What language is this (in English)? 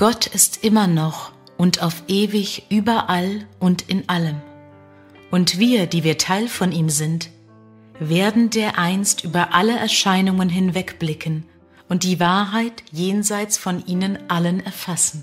German